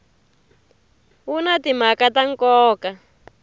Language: Tsonga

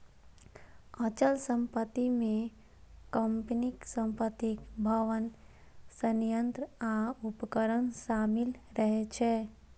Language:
Maithili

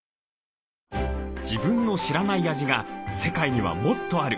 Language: Japanese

